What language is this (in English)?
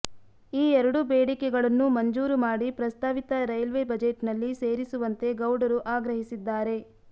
Kannada